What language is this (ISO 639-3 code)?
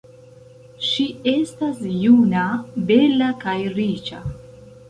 epo